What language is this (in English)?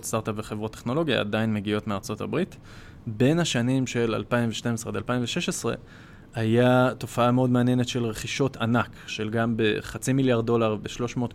Hebrew